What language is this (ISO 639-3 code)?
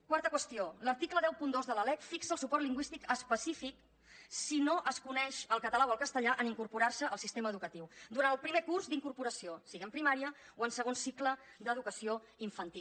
cat